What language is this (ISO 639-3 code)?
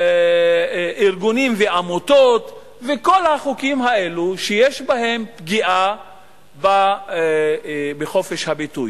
heb